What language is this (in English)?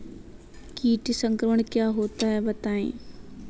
Hindi